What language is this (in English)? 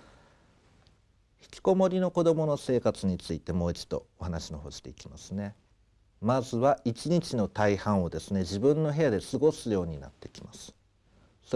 Japanese